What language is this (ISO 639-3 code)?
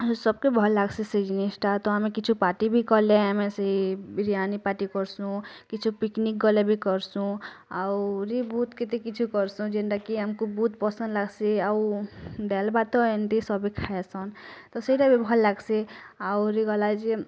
ori